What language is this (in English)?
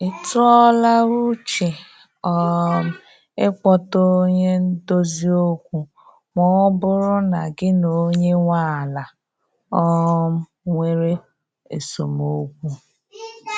Igbo